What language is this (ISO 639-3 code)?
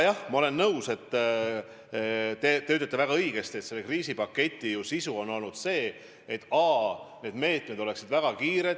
est